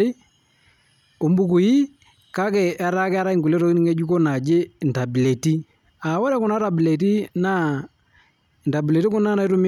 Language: Masai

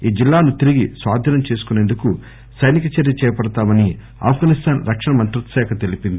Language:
Telugu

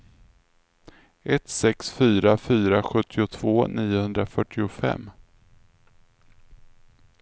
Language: Swedish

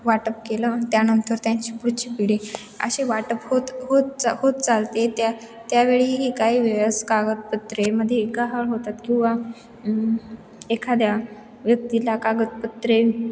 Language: Marathi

